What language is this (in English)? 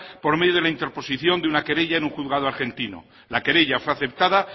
Spanish